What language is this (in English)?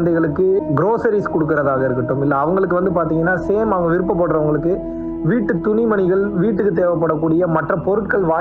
Tamil